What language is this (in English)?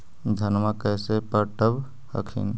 Magahi